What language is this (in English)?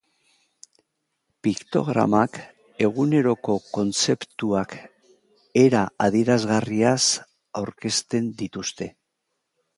Basque